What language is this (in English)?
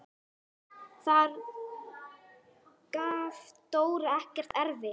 Icelandic